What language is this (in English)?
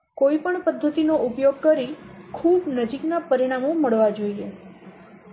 Gujarati